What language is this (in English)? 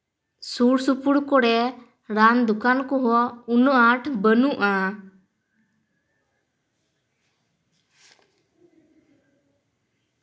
Santali